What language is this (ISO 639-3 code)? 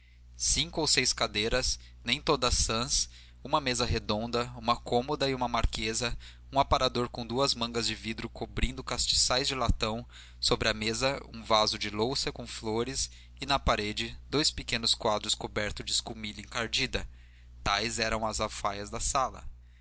por